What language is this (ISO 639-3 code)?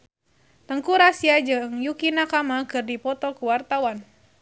sun